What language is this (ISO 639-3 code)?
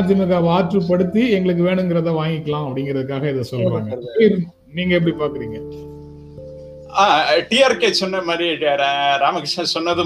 tam